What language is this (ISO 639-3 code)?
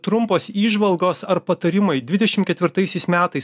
lit